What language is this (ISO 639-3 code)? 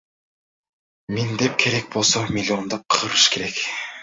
kir